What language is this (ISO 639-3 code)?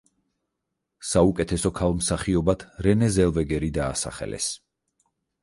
kat